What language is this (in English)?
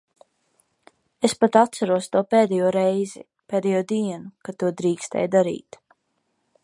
Latvian